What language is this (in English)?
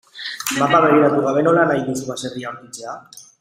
Basque